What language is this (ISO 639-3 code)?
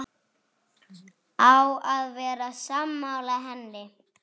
isl